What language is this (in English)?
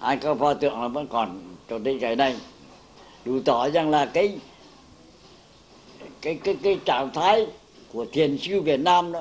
Vietnamese